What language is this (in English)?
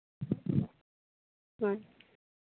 Santali